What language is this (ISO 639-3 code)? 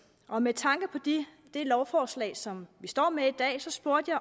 dan